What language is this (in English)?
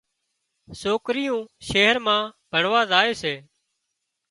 Wadiyara Koli